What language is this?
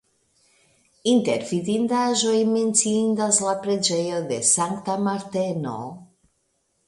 Esperanto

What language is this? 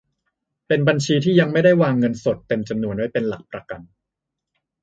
Thai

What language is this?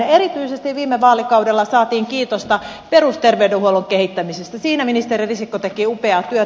Finnish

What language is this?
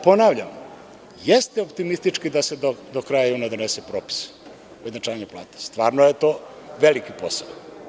Serbian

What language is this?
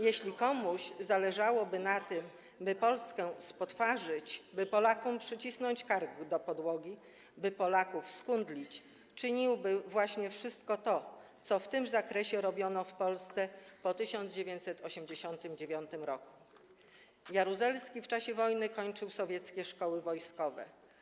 Polish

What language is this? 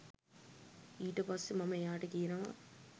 Sinhala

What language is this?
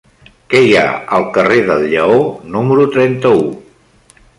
Catalan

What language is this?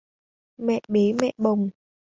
Vietnamese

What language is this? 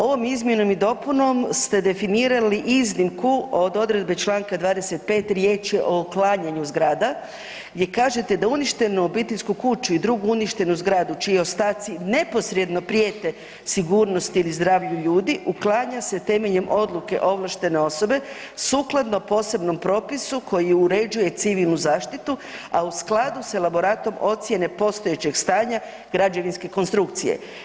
Croatian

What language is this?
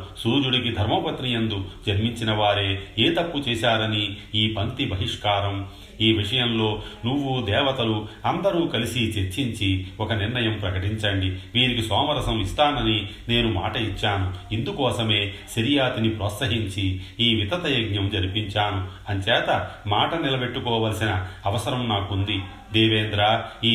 Telugu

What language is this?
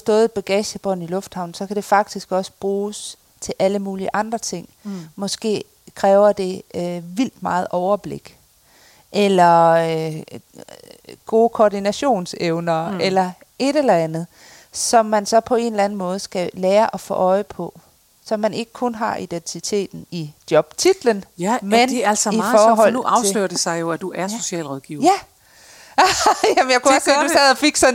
Danish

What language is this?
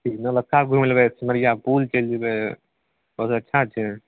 Maithili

